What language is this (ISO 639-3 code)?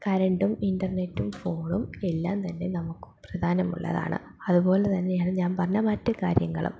mal